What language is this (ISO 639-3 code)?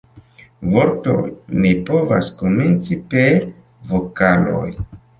epo